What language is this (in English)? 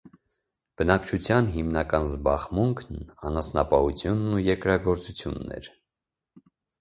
Armenian